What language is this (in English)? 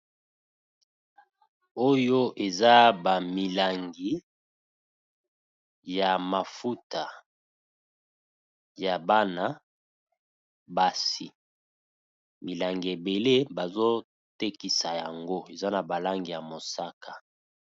Lingala